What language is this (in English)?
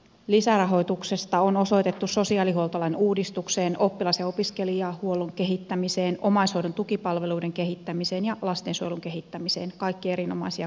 Finnish